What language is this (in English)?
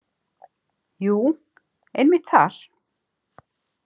Icelandic